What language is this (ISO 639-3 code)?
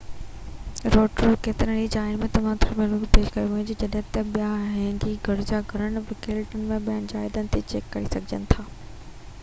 snd